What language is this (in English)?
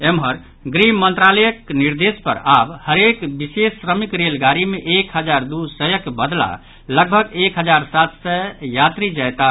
Maithili